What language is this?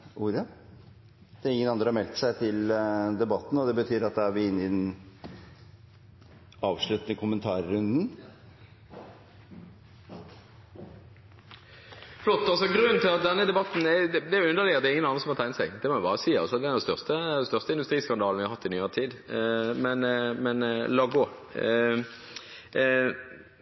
Norwegian Bokmål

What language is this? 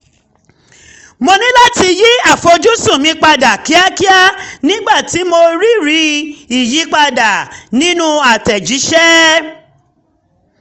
Yoruba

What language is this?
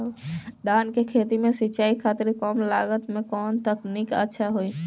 Bhojpuri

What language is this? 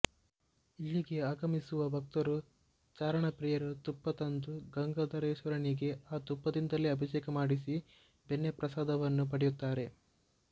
Kannada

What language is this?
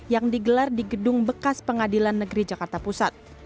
Indonesian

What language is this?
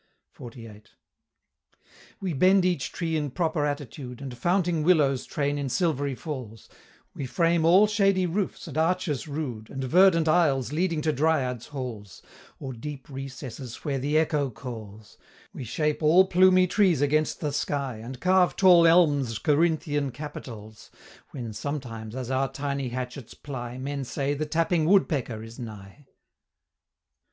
English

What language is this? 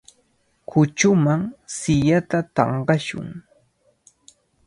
Cajatambo North Lima Quechua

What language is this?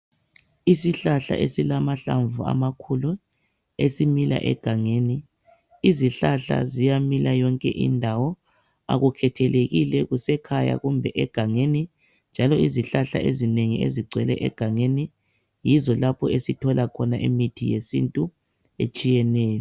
North Ndebele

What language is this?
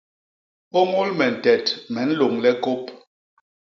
Basaa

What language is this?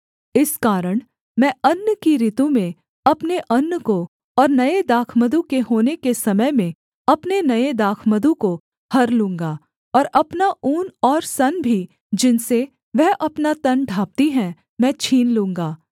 Hindi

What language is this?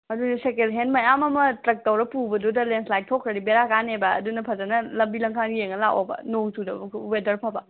Manipuri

